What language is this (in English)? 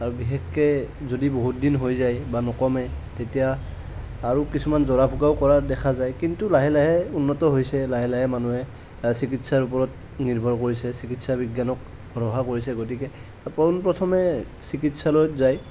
Assamese